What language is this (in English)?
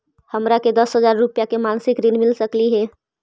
Magahi